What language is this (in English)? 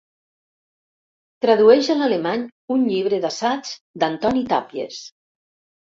Catalan